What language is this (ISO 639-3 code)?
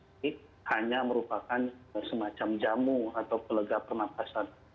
ind